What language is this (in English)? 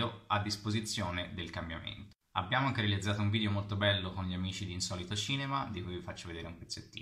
Italian